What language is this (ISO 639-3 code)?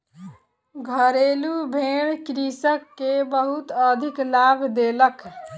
mai